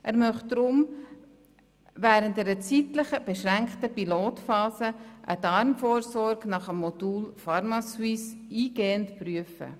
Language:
Swiss German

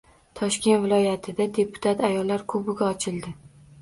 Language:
Uzbek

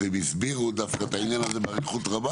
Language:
Hebrew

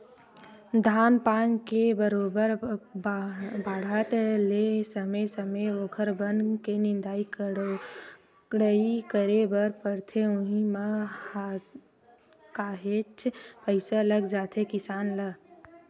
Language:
Chhattisgarhi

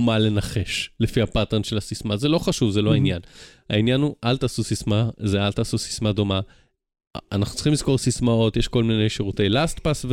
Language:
Hebrew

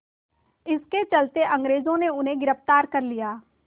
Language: Hindi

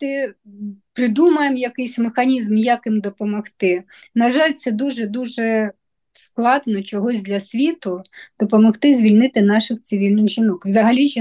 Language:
Ukrainian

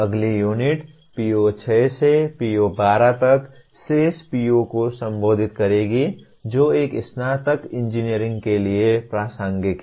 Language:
Hindi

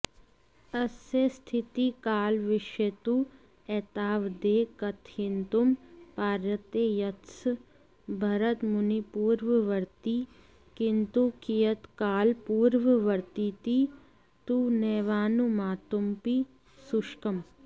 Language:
Sanskrit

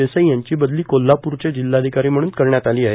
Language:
Marathi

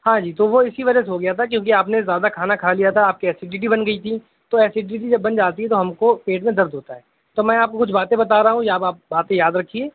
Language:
Urdu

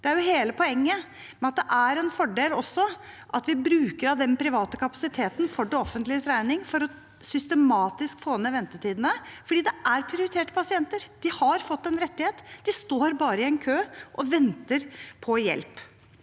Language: Norwegian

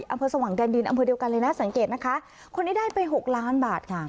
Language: Thai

